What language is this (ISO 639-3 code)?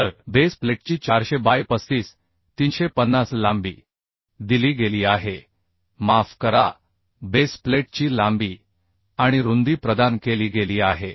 mar